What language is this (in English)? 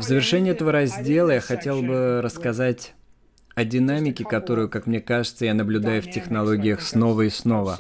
Russian